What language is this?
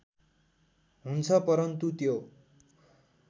Nepali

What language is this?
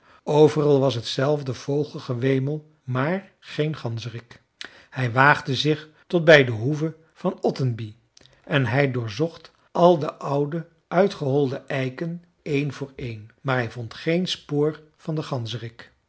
Dutch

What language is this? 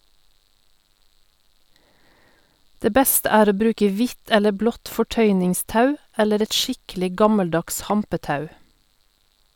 Norwegian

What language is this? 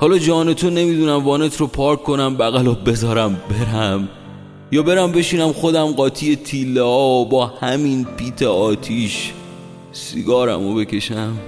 Persian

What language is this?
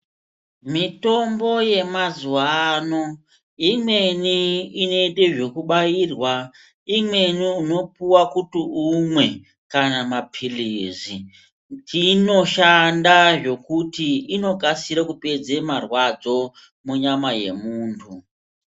Ndau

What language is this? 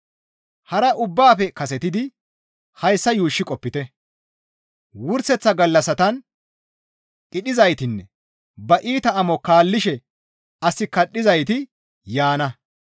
Gamo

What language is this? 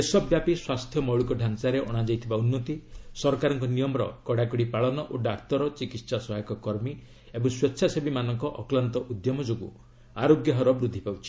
Odia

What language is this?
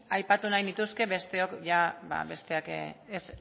Basque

